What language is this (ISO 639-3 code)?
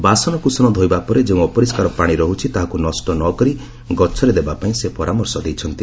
ori